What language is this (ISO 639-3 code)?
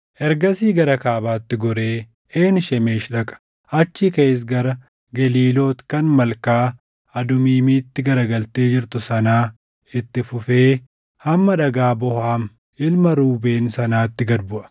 orm